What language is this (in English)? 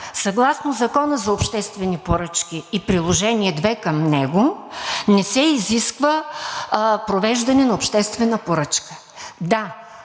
Bulgarian